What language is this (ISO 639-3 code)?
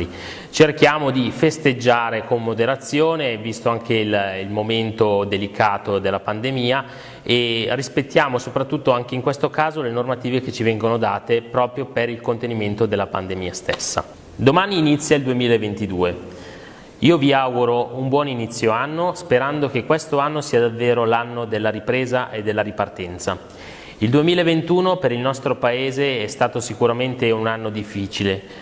ita